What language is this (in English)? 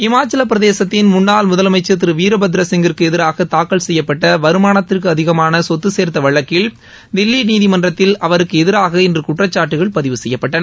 Tamil